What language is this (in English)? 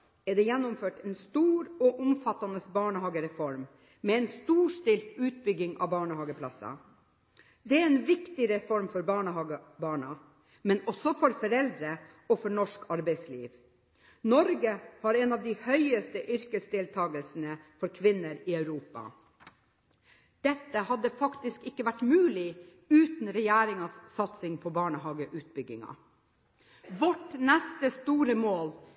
Norwegian Bokmål